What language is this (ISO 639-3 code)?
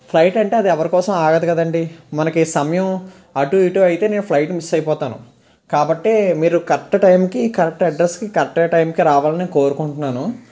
tel